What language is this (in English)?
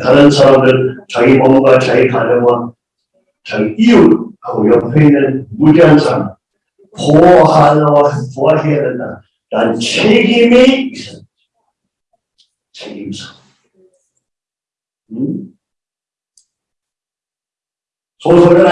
Korean